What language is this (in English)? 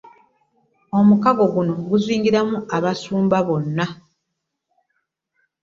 Ganda